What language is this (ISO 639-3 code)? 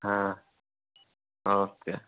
hin